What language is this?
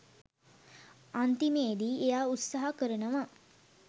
Sinhala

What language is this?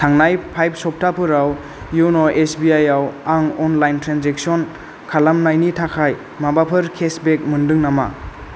Bodo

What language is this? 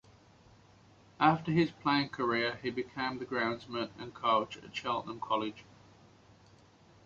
English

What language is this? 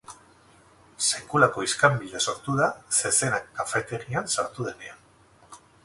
Basque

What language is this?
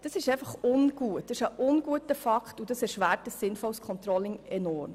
Swiss German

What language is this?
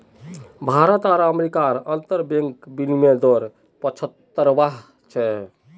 Magahi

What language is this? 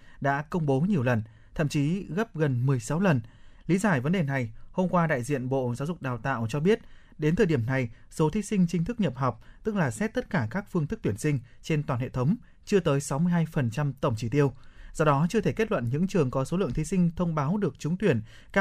Vietnamese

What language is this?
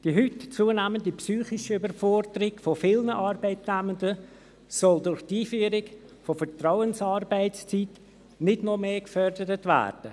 Swiss German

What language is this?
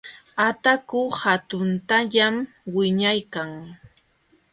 Jauja Wanca Quechua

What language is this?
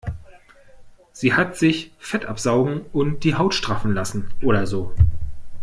German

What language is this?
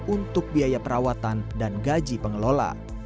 Indonesian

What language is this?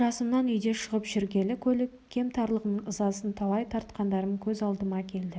Kazakh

